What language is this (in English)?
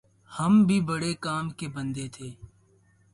Urdu